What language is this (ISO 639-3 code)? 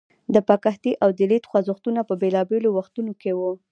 pus